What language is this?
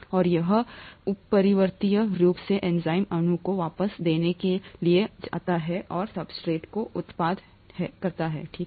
Hindi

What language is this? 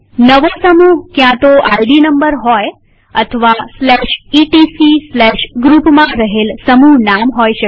Gujarati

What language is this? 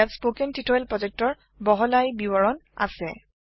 Assamese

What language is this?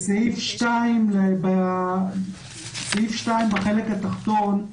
Hebrew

